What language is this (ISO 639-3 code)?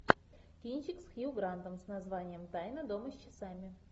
rus